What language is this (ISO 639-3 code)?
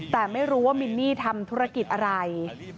tha